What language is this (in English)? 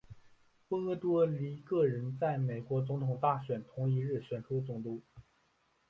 Chinese